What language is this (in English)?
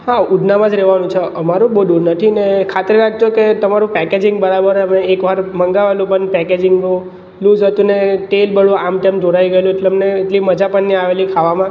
Gujarati